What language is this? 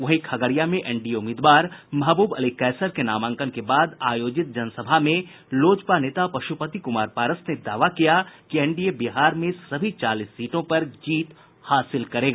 Hindi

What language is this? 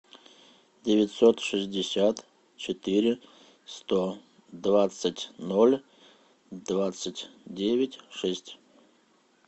Russian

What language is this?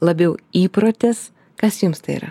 Lithuanian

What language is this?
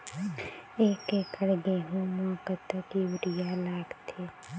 Chhattisgarhi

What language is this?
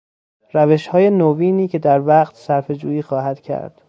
Persian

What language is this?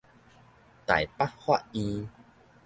Min Nan Chinese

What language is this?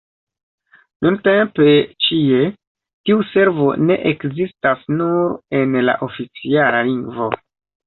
Esperanto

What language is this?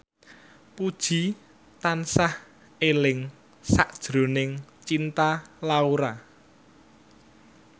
Javanese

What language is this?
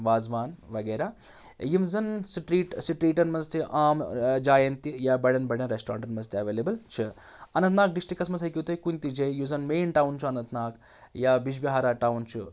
Kashmiri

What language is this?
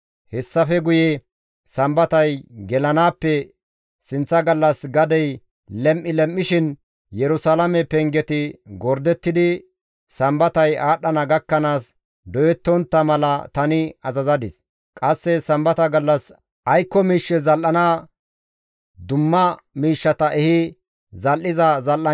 Gamo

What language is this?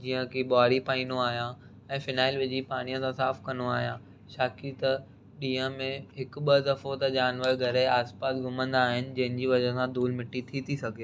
Sindhi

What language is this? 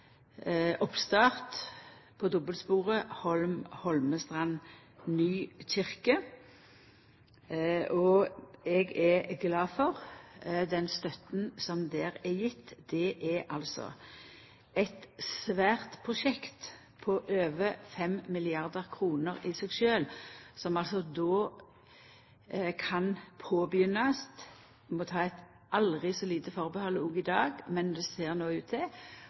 Norwegian Nynorsk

